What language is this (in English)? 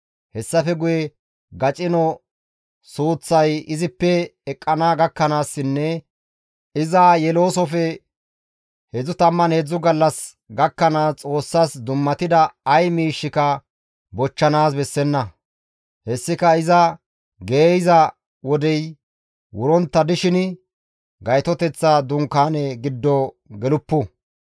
Gamo